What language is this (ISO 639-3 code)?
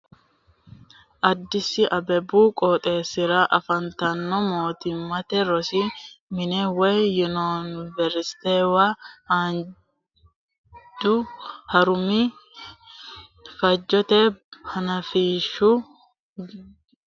sid